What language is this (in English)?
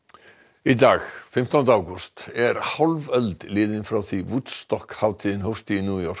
Icelandic